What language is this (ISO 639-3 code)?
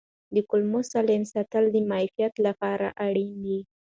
pus